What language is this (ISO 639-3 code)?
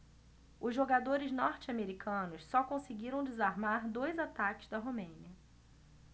por